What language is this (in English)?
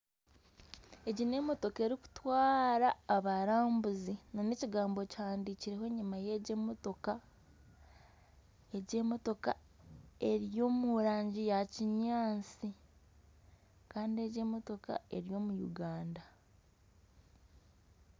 Nyankole